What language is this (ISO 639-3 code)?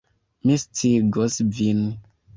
epo